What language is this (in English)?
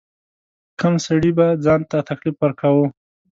Pashto